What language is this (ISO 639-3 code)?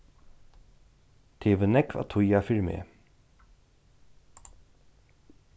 fao